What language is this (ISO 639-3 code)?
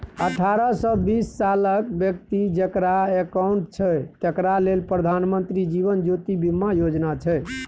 mai